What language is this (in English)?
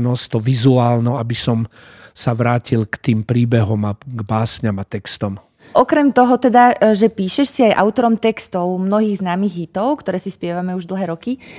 Slovak